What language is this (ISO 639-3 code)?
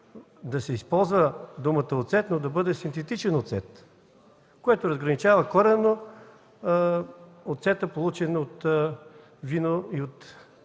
bul